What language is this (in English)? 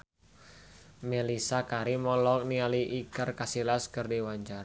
Sundanese